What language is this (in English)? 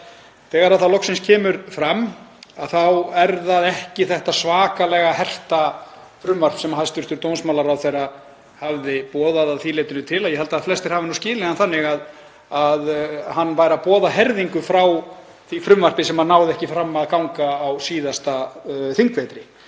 Icelandic